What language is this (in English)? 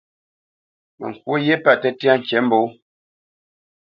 Bamenyam